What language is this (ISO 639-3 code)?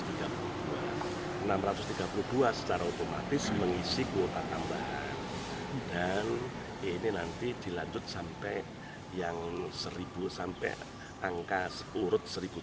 ind